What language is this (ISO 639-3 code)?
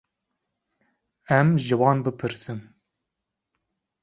kur